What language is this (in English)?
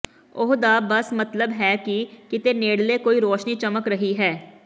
Punjabi